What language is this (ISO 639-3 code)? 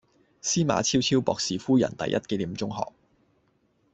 yue